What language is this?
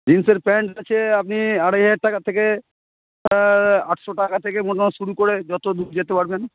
Bangla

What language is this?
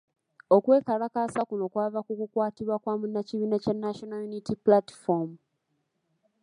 Ganda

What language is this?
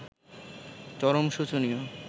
Bangla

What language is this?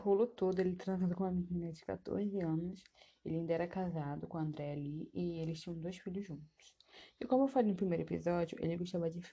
Portuguese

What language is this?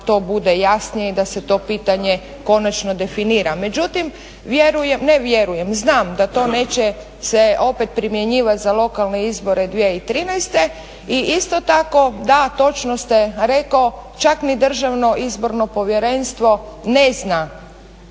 Croatian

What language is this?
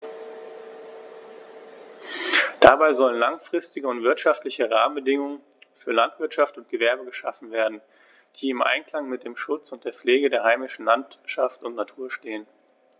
German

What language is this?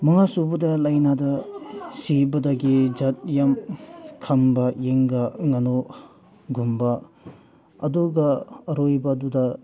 Manipuri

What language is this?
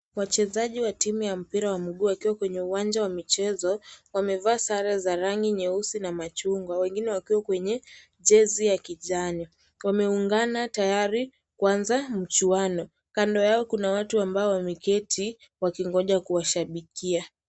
Swahili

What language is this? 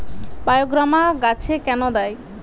Bangla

